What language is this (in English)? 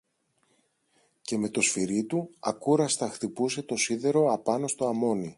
Greek